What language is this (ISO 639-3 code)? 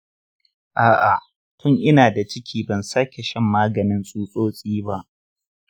hau